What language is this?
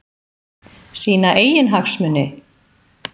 Icelandic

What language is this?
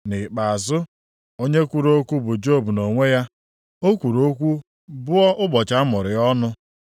Igbo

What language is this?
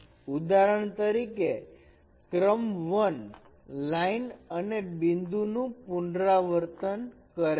Gujarati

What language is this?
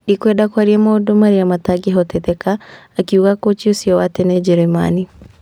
Kikuyu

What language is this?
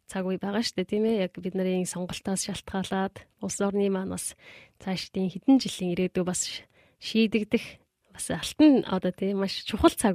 Korean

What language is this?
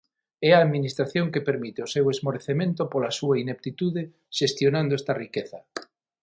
Galician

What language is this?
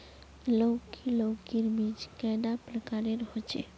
Magahi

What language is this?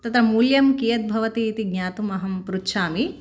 Sanskrit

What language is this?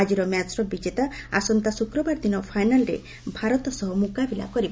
Odia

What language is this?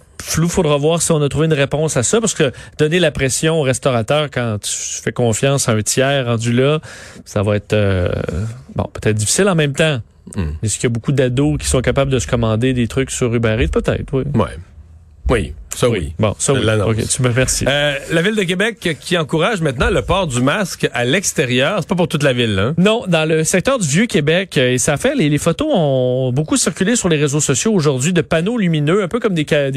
French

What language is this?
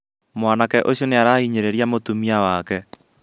Kikuyu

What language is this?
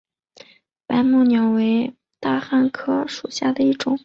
Chinese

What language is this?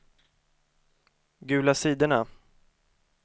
Swedish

